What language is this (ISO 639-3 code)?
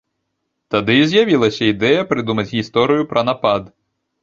bel